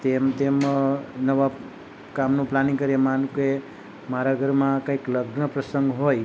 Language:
Gujarati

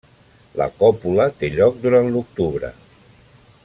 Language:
Catalan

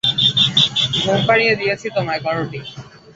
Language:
Bangla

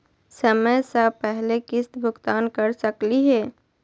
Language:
Magahi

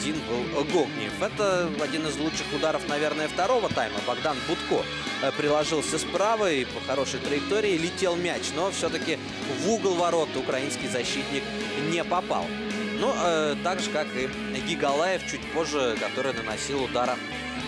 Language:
Russian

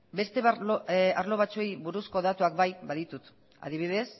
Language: Basque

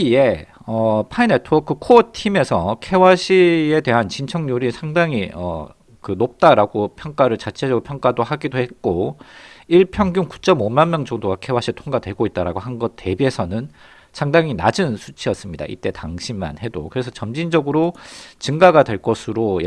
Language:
Korean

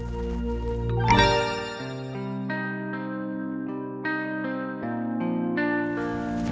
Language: Indonesian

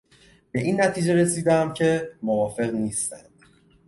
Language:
Persian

